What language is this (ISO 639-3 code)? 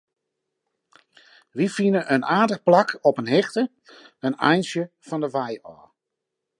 fry